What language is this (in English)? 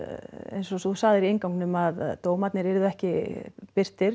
Icelandic